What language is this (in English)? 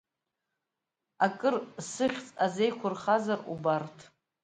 Abkhazian